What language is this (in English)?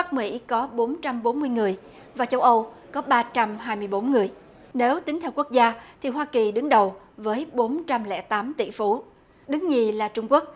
Vietnamese